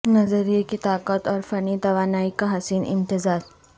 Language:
Urdu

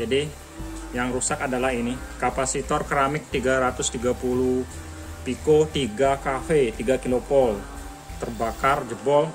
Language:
Indonesian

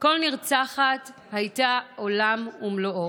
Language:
Hebrew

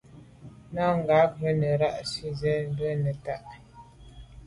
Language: Medumba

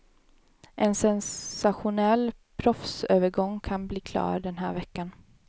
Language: Swedish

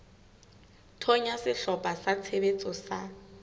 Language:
Southern Sotho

